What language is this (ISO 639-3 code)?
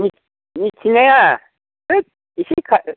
brx